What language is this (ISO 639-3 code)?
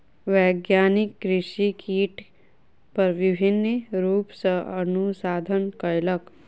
mai